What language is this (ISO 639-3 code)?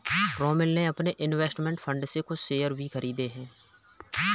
hin